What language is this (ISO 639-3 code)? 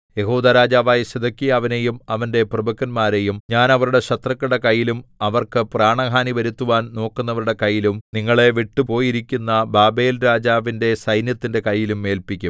mal